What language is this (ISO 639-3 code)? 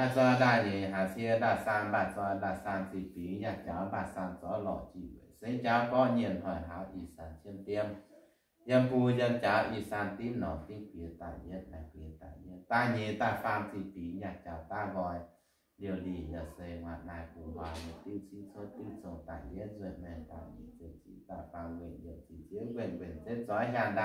vie